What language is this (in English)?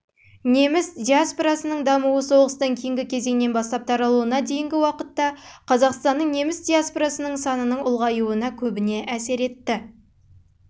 Kazakh